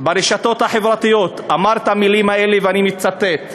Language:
Hebrew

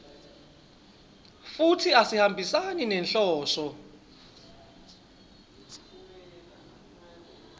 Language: Swati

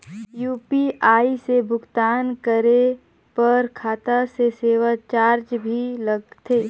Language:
Chhattisgarhi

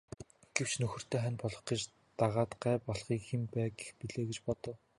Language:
Mongolian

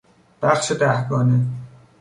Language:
Persian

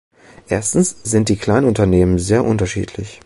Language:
German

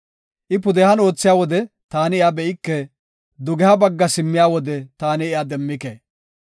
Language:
Gofa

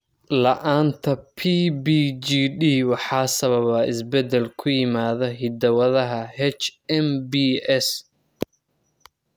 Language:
Somali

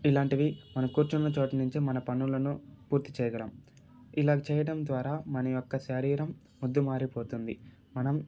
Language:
Telugu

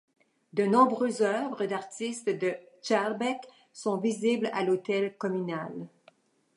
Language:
French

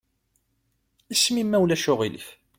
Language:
Kabyle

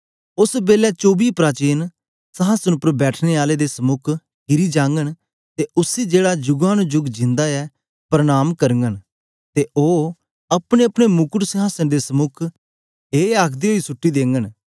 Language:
Dogri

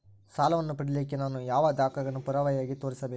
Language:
Kannada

